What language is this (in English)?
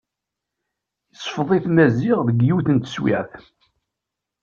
Kabyle